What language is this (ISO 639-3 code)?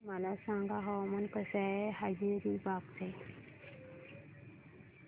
mar